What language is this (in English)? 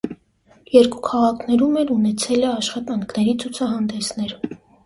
Armenian